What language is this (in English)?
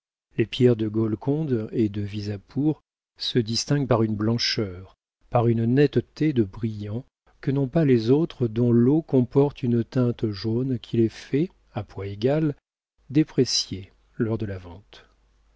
French